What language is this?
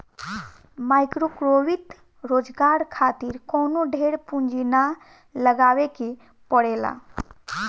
Bhojpuri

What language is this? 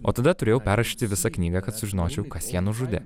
Lithuanian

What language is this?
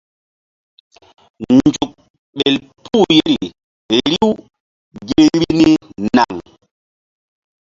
Mbum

